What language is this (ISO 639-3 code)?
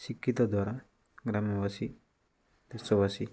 ori